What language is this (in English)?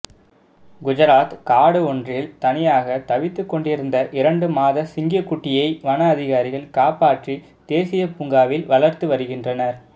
Tamil